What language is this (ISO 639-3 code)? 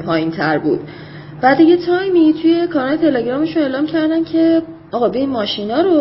fas